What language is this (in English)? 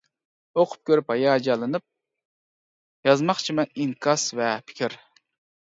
Uyghur